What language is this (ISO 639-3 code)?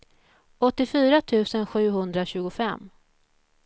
swe